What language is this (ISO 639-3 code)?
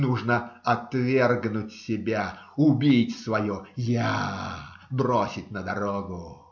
rus